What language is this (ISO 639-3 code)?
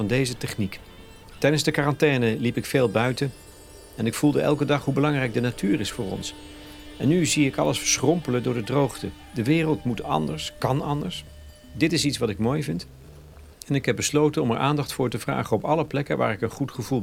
nld